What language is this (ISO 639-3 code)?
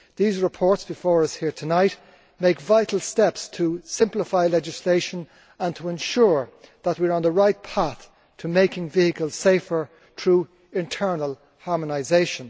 eng